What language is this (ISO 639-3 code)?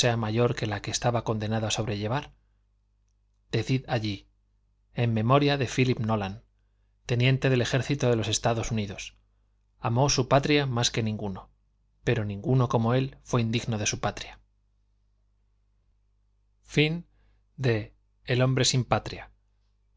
spa